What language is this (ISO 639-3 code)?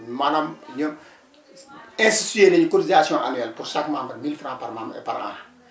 wol